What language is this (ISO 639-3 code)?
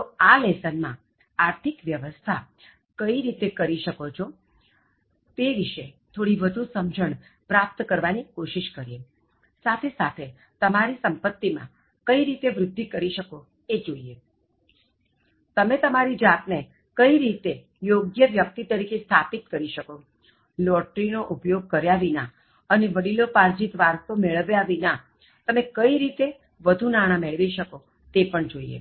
guj